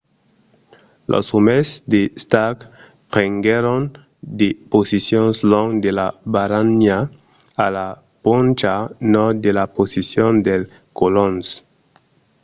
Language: Occitan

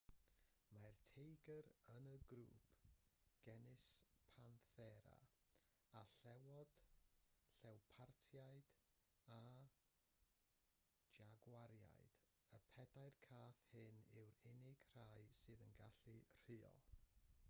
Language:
Welsh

